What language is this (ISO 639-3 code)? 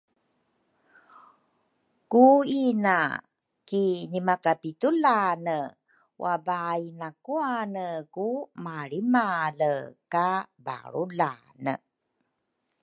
dru